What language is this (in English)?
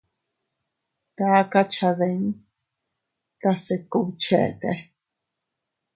Teutila Cuicatec